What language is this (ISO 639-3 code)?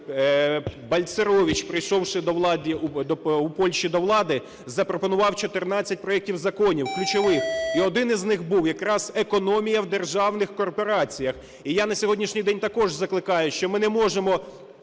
ukr